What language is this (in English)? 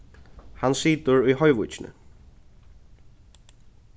Faroese